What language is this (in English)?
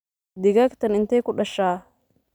Somali